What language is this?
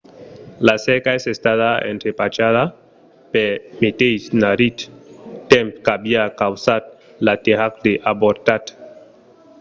Occitan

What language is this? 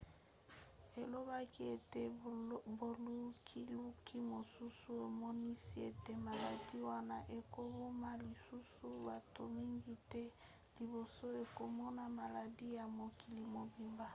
Lingala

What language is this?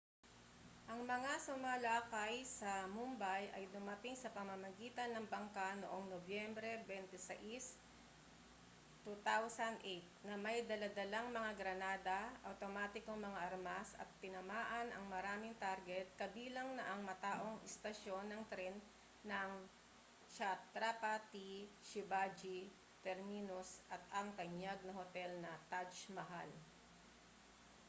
Filipino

